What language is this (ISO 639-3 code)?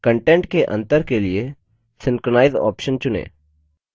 hin